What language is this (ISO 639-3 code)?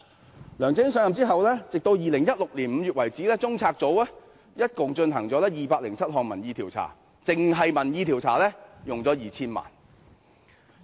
yue